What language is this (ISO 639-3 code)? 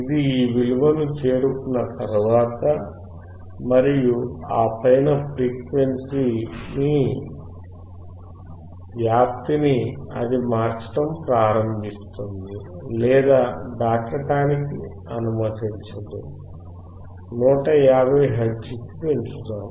tel